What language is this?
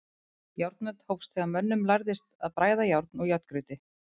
Icelandic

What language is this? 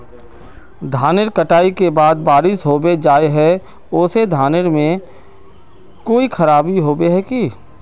Magahi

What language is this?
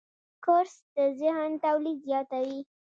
Pashto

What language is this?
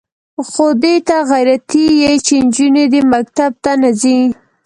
Pashto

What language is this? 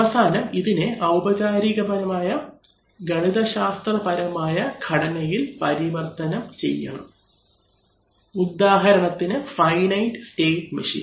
Malayalam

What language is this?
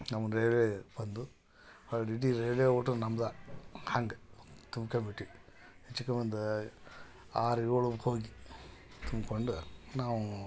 Kannada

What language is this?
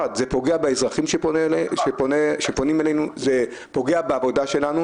Hebrew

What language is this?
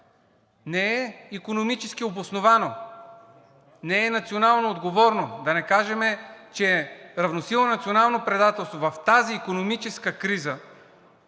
Bulgarian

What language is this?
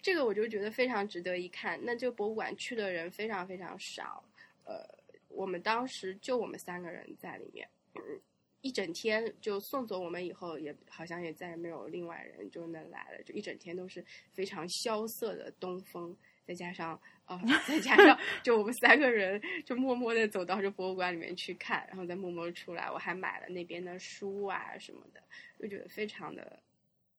Chinese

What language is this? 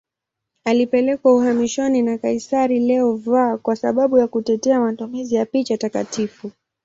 Swahili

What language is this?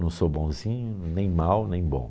Portuguese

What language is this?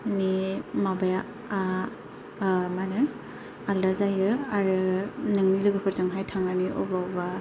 Bodo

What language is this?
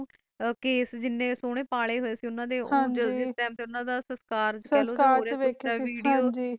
Punjabi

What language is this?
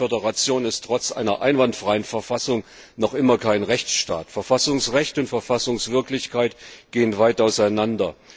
German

